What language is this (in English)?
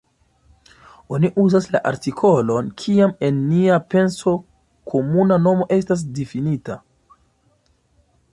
Esperanto